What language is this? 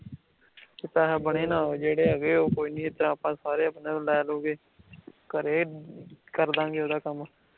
Punjabi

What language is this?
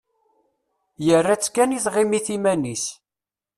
Kabyle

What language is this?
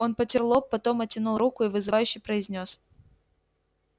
Russian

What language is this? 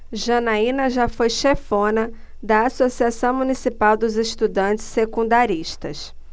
Portuguese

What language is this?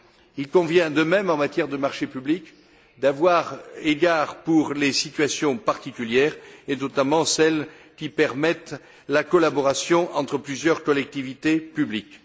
French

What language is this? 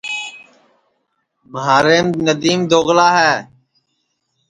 Sansi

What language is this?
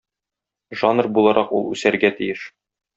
Tatar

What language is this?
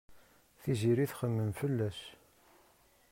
Kabyle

